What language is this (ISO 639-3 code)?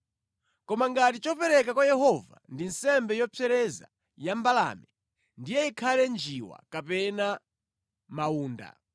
nya